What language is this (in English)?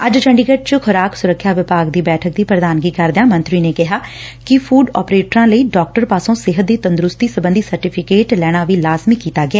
Punjabi